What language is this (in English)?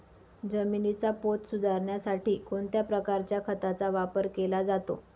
Marathi